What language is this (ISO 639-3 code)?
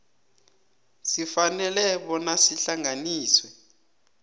nbl